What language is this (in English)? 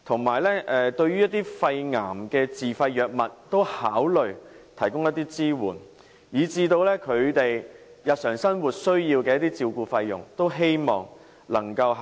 Cantonese